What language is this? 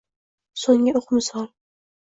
Uzbek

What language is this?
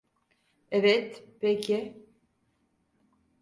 Turkish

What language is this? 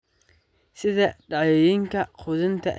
Somali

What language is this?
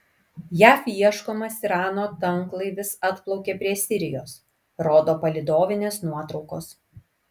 Lithuanian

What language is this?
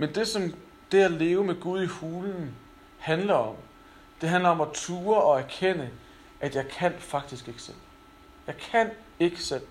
Danish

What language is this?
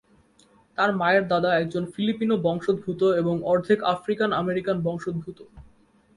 Bangla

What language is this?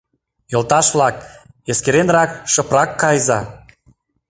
Mari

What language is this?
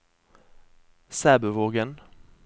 Norwegian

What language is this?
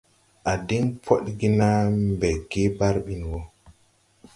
Tupuri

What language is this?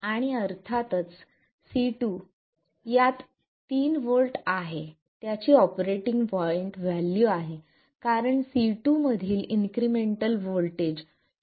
Marathi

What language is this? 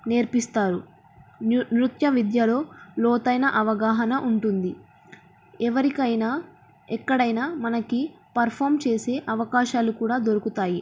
Telugu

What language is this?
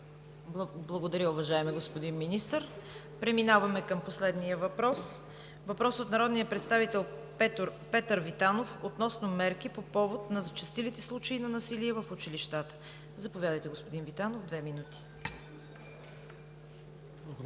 Bulgarian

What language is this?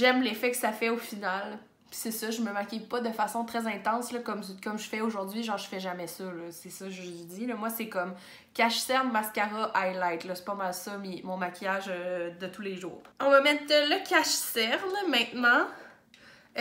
French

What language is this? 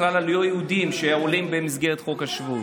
Hebrew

